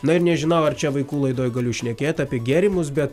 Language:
Lithuanian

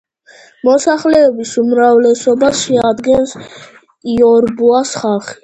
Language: Georgian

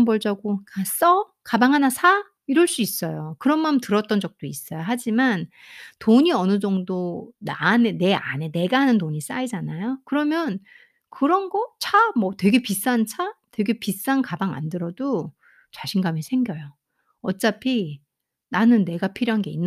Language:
Korean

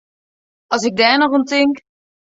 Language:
Western Frisian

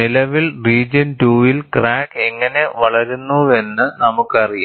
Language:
Malayalam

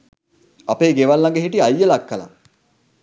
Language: Sinhala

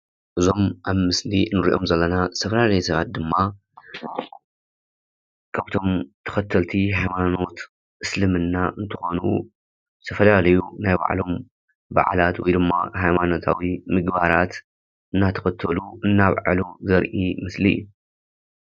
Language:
Tigrinya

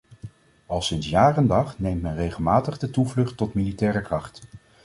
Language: Dutch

